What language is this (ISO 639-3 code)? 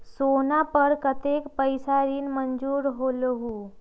mag